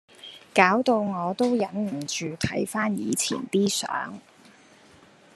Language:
Cantonese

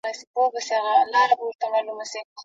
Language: Pashto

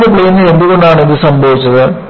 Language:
Malayalam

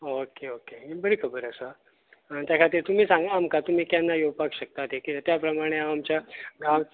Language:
Konkani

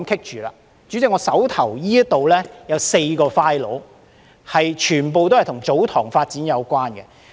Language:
Cantonese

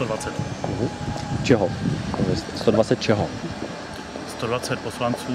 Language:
Czech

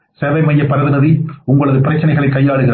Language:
Tamil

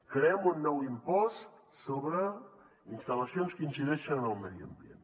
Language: Catalan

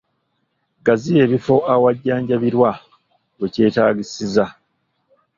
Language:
Ganda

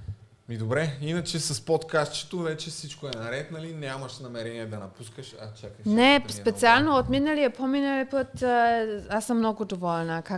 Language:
Bulgarian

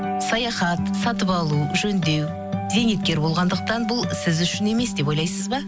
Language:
Kazakh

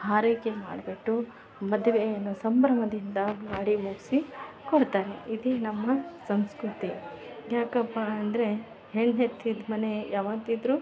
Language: Kannada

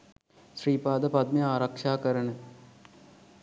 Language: Sinhala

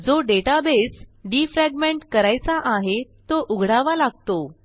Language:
Marathi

